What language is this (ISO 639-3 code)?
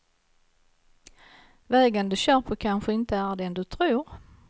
swe